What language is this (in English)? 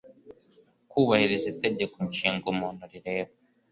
Kinyarwanda